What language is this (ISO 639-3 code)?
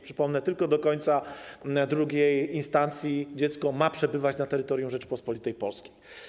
pol